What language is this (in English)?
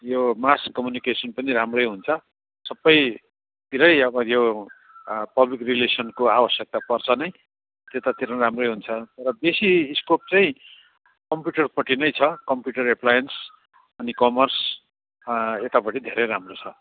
Nepali